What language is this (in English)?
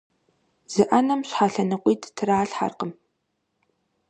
Kabardian